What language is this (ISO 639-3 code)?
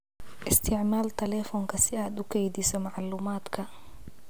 som